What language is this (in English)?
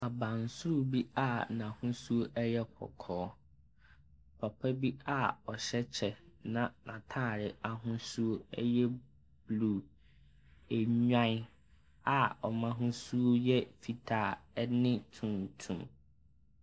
Akan